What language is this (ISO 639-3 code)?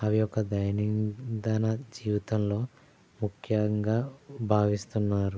tel